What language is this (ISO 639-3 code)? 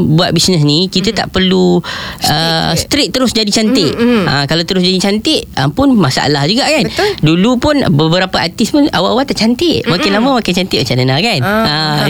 msa